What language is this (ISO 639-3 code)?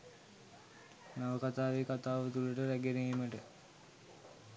sin